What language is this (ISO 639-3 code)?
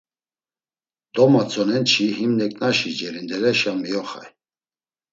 lzz